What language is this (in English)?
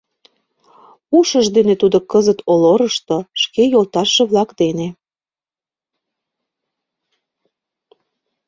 Mari